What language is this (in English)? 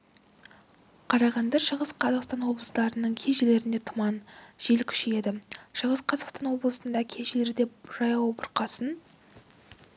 Kazakh